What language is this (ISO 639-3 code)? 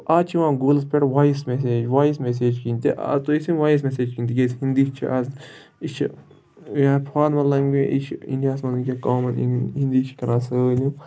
kas